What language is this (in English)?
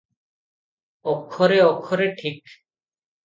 Odia